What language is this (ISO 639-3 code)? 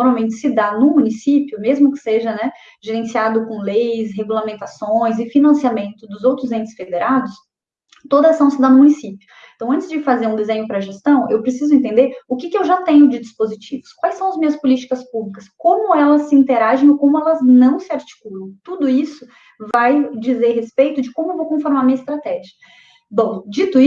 por